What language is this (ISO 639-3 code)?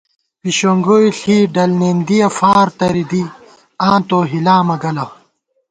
gwt